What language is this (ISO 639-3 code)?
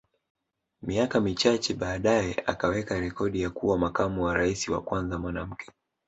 swa